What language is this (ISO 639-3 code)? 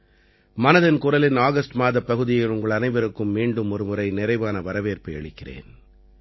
tam